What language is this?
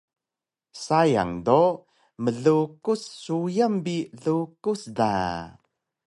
Taroko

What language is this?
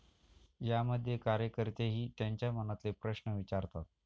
Marathi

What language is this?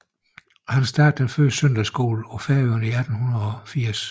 Danish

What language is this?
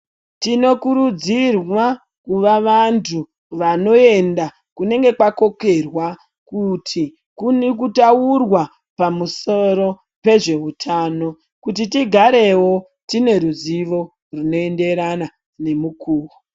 Ndau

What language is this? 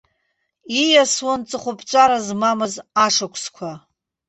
Abkhazian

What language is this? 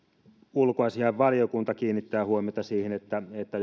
Finnish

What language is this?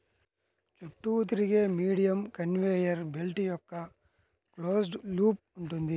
Telugu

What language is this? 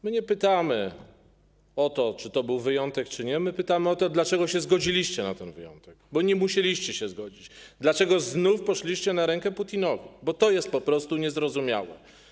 Polish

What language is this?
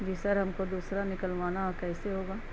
Urdu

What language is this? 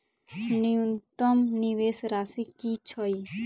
Maithili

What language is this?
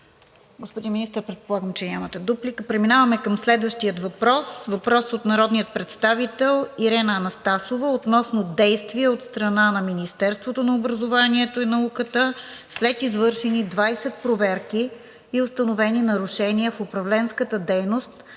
Bulgarian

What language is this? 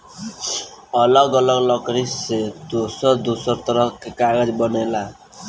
Bhojpuri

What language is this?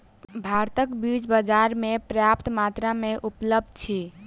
Maithili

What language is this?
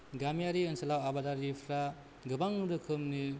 Bodo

